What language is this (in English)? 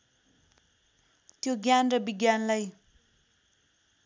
Nepali